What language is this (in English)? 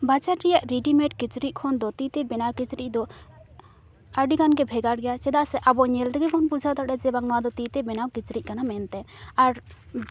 Santali